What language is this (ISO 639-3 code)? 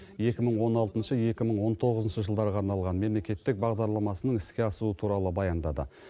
kaz